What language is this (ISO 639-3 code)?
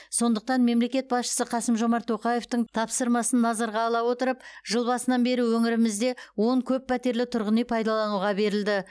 kaz